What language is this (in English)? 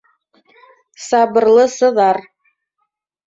Bashkir